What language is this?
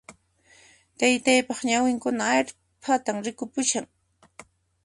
Puno Quechua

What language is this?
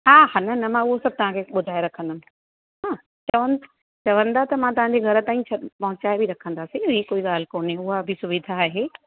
Sindhi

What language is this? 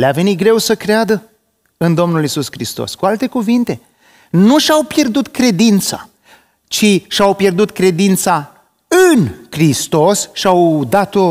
Romanian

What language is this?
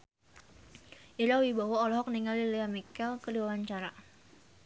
Sundanese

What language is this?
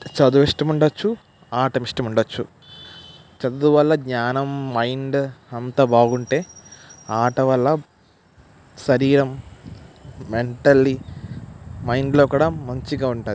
Telugu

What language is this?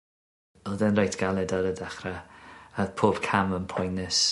Welsh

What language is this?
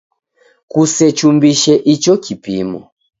Taita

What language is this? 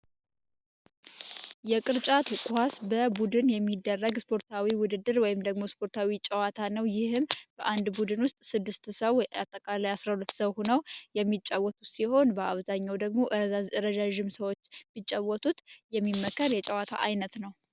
Amharic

